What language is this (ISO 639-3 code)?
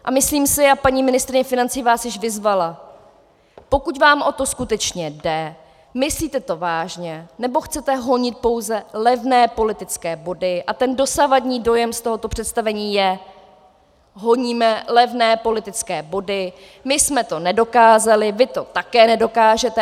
ces